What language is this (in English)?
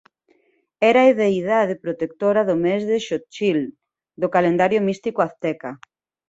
Galician